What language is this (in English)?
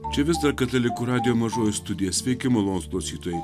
Lithuanian